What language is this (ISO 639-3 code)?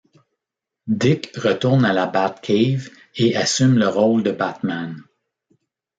fra